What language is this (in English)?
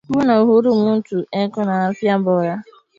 Swahili